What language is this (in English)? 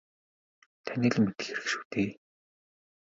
Mongolian